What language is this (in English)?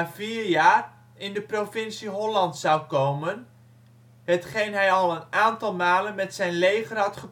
Dutch